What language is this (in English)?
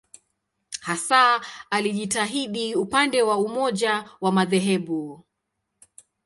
Swahili